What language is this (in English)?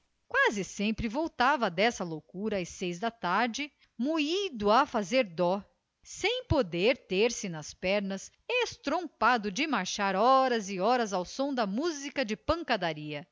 Portuguese